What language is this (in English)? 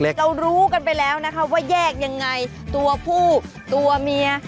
Thai